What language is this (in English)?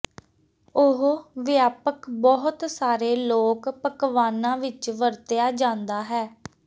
Punjabi